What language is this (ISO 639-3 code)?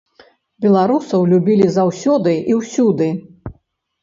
bel